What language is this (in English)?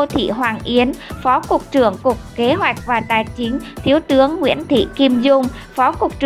Vietnamese